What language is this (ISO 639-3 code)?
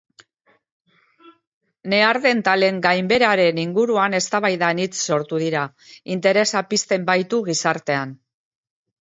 eus